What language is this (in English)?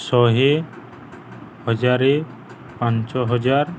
Odia